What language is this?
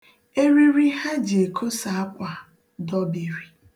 Igbo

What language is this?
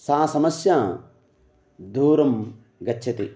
Sanskrit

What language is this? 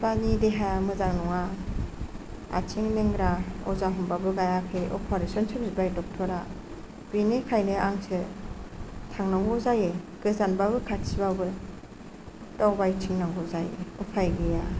Bodo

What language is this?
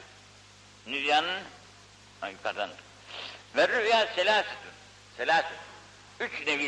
Turkish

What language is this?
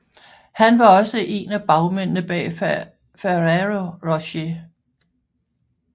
Danish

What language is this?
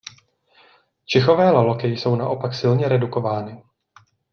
Czech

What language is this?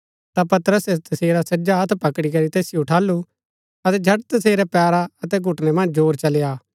Gaddi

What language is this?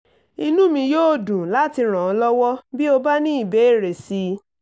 Yoruba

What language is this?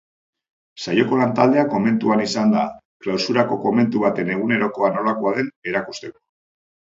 Basque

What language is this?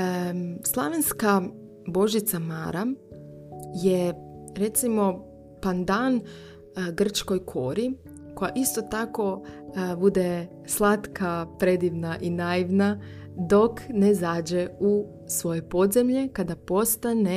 Croatian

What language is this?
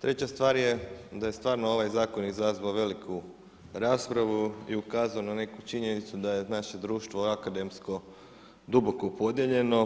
Croatian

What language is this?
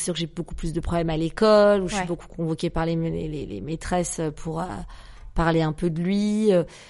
French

